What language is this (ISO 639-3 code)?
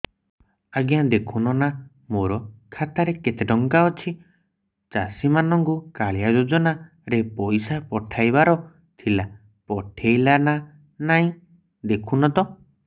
ori